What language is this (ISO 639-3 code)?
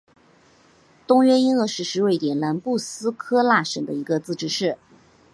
zho